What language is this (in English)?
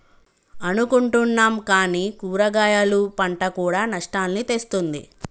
Telugu